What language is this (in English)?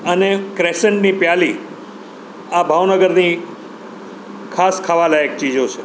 Gujarati